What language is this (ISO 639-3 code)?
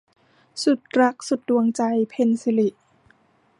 tha